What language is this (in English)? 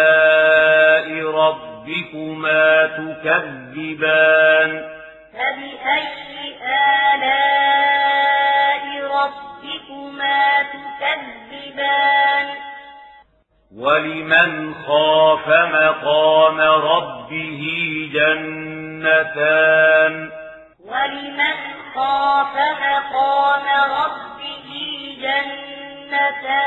Arabic